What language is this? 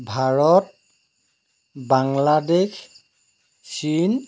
Assamese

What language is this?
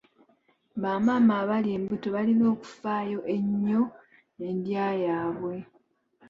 Ganda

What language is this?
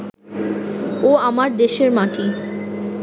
Bangla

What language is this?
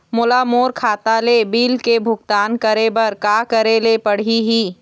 Chhattisgarhi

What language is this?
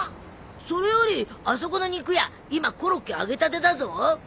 Japanese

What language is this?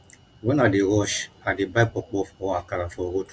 Nigerian Pidgin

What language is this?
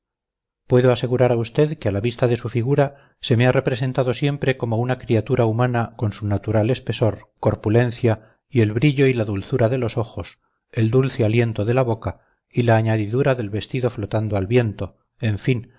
Spanish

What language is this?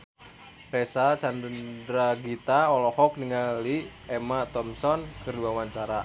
Sundanese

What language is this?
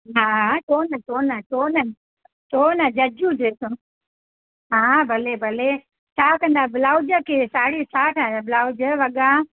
Sindhi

